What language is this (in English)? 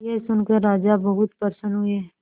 Hindi